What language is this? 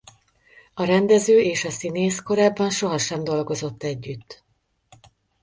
Hungarian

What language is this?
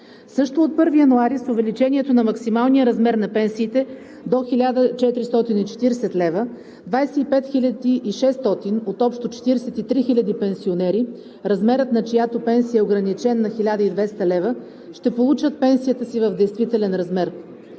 Bulgarian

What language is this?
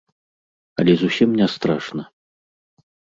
Belarusian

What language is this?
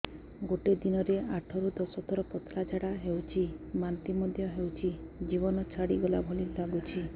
Odia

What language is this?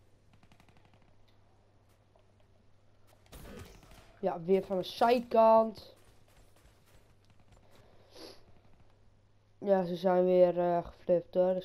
Dutch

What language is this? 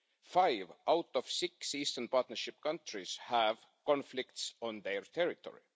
English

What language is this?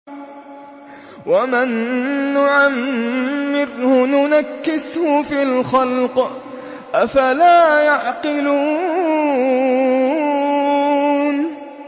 Arabic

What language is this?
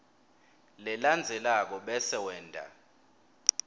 Swati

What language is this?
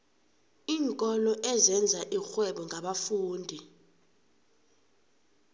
South Ndebele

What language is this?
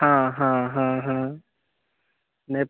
Maithili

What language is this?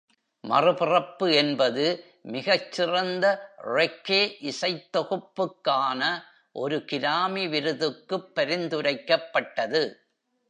Tamil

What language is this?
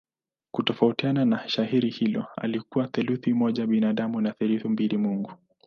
Swahili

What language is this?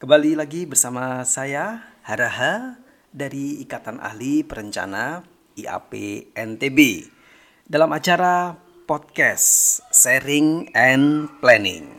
Indonesian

